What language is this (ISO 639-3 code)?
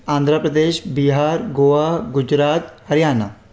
snd